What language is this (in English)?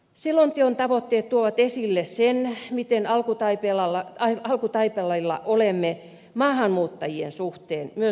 Finnish